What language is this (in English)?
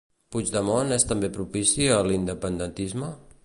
Catalan